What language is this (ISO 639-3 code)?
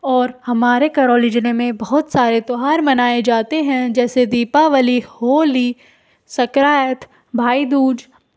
hin